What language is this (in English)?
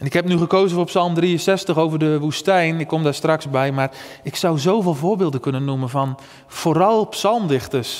Dutch